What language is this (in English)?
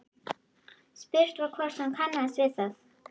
Icelandic